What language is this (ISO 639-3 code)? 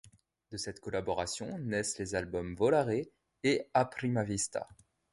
fra